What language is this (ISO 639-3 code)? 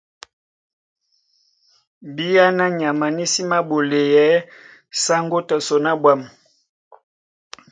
dua